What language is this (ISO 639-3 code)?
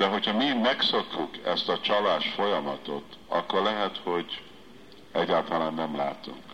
hun